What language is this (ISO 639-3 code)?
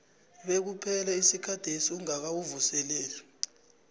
nbl